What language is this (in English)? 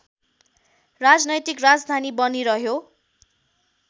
Nepali